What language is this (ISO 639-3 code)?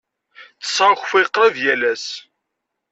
kab